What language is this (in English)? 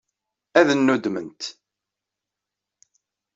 Kabyle